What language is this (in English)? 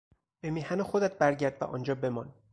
Persian